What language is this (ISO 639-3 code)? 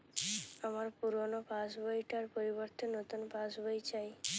ben